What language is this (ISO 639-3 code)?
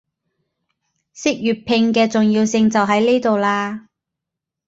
yue